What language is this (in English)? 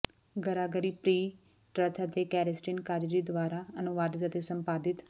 Punjabi